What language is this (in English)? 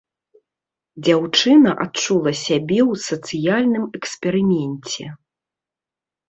Belarusian